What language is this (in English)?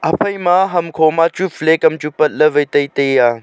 Wancho Naga